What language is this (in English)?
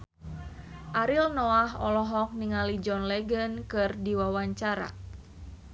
Sundanese